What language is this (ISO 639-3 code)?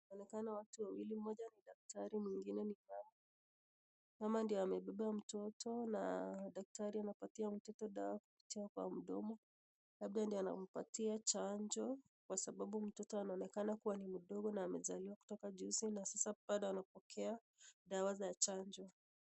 swa